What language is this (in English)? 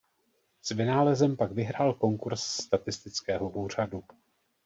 Czech